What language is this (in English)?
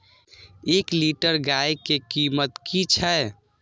Maithili